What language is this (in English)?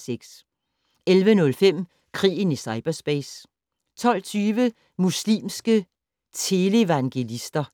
Danish